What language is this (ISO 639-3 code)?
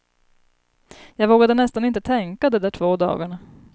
swe